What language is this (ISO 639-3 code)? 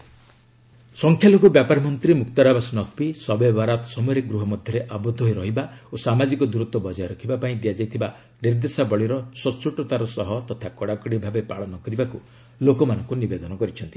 ori